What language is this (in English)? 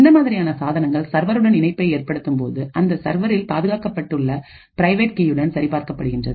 Tamil